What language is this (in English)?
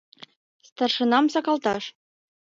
Mari